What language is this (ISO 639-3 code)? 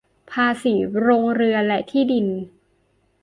tha